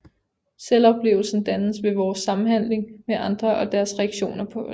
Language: Danish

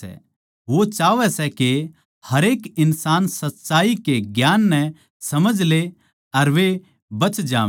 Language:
Haryanvi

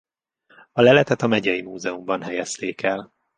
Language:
Hungarian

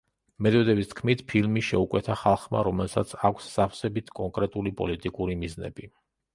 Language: Georgian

